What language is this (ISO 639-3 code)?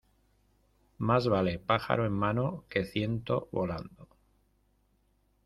spa